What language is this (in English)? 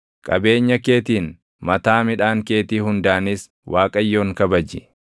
Oromo